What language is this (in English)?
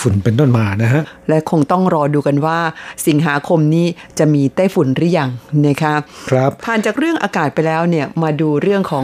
Thai